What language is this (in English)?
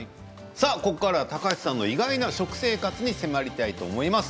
Japanese